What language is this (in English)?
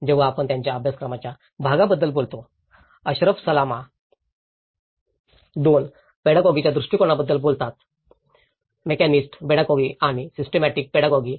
Marathi